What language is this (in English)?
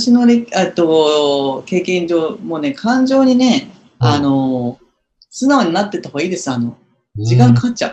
Japanese